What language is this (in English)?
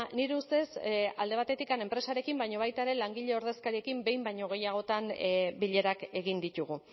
Basque